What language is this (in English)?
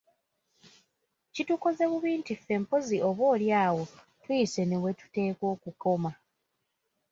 Ganda